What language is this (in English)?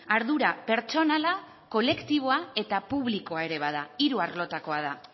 Basque